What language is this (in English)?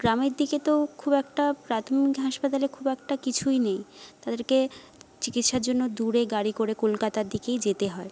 Bangla